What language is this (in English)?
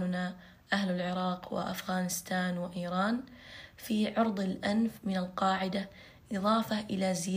Arabic